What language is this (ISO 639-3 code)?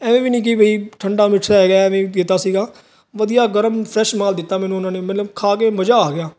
pan